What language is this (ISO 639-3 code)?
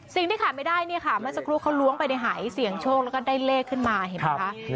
tha